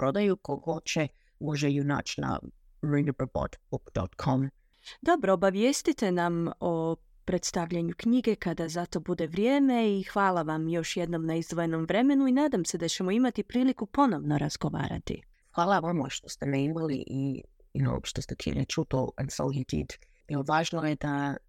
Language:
Croatian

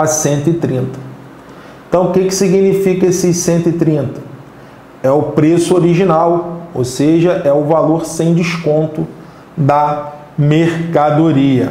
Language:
Portuguese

